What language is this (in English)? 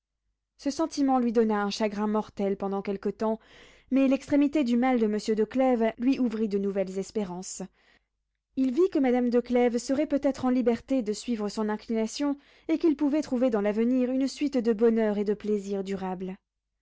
French